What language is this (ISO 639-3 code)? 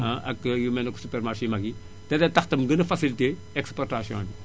wol